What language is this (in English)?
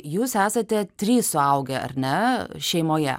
Lithuanian